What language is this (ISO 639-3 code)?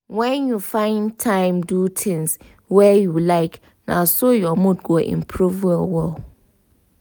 pcm